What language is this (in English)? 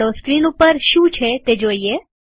Gujarati